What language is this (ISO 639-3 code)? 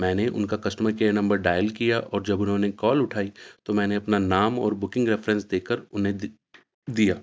urd